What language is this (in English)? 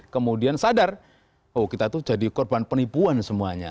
Indonesian